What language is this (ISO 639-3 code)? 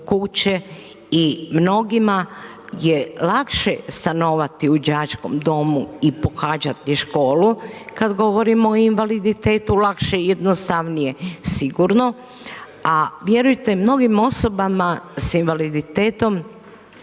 hrv